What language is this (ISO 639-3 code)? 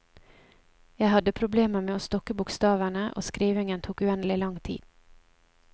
nor